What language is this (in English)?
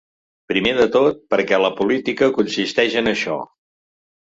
Catalan